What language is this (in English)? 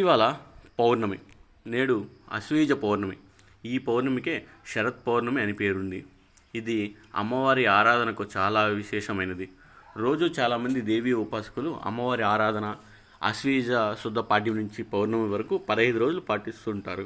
Telugu